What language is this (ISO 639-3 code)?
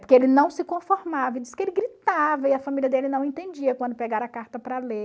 por